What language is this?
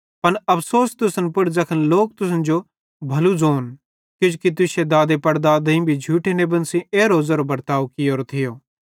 Bhadrawahi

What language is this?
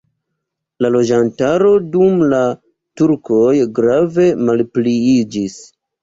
Esperanto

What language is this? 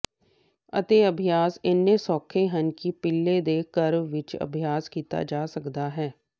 Punjabi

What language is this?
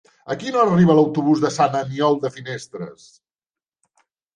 Catalan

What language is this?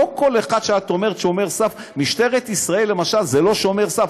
Hebrew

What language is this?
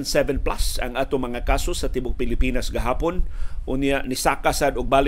Filipino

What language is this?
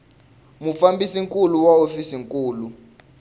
Tsonga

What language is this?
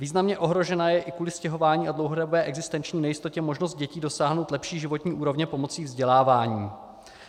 Czech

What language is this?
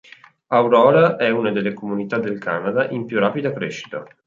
Italian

